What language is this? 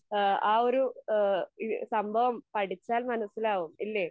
Malayalam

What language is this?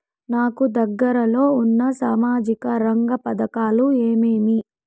Telugu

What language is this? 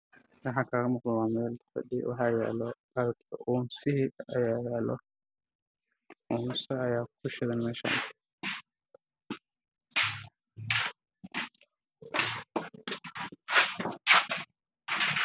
Somali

